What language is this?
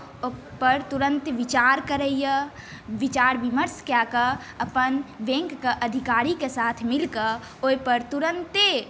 Maithili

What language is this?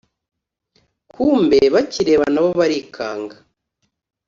Kinyarwanda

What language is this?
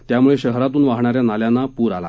Marathi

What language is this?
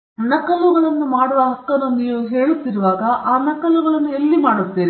Kannada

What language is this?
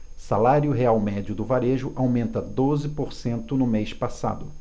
Portuguese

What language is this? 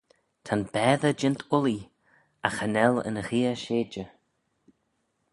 Manx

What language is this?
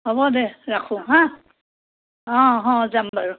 Assamese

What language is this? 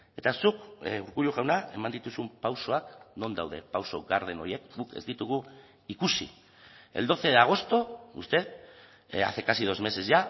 Basque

